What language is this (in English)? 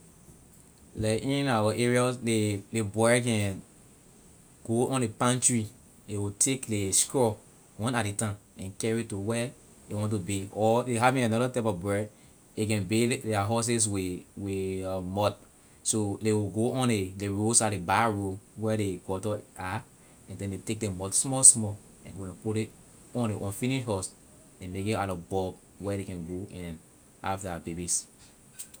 Liberian English